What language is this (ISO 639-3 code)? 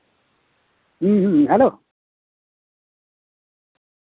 sat